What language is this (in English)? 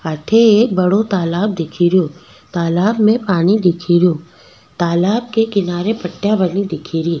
Rajasthani